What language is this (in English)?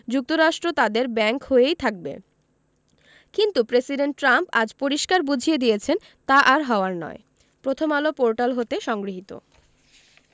Bangla